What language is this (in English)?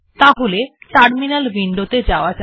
Bangla